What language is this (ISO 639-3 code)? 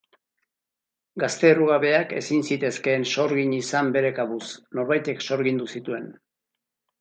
eus